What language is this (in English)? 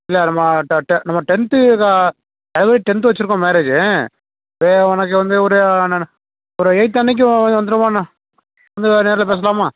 Tamil